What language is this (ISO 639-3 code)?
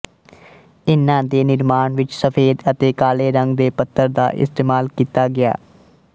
pan